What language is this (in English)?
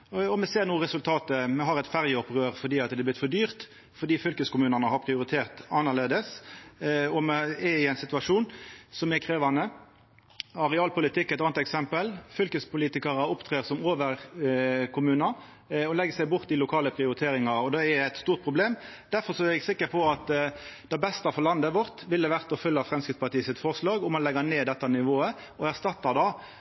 Norwegian Nynorsk